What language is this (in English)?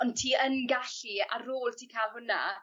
Welsh